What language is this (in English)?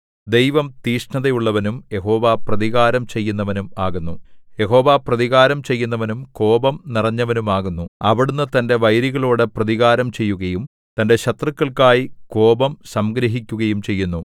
Malayalam